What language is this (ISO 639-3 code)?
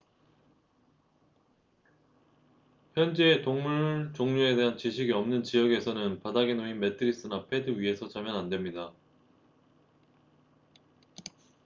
kor